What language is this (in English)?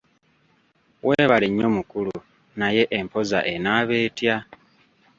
Ganda